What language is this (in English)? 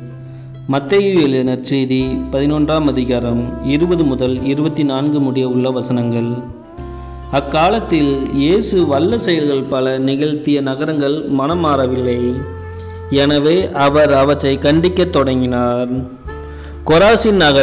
Arabic